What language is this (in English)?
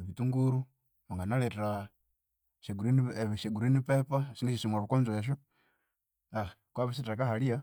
Konzo